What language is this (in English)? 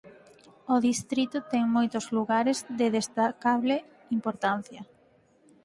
Galician